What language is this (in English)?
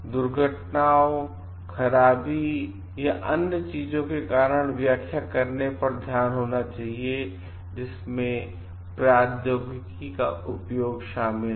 Hindi